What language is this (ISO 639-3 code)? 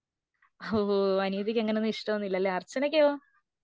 mal